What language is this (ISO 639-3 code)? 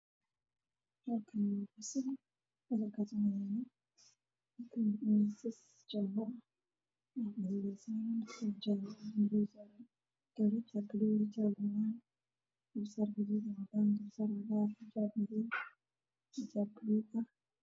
som